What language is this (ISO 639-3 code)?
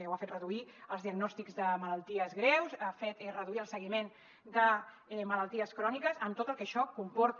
cat